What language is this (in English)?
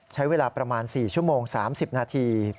Thai